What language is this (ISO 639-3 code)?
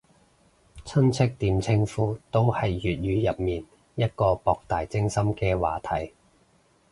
yue